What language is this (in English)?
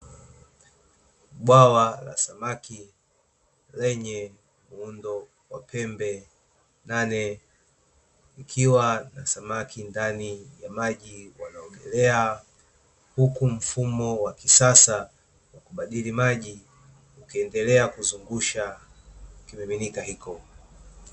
Swahili